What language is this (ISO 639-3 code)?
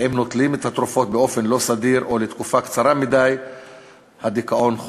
heb